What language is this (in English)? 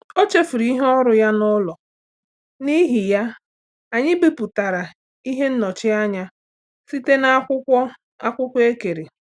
Igbo